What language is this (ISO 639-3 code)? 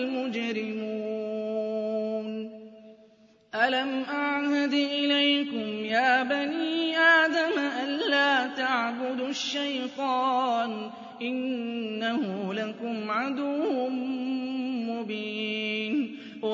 ara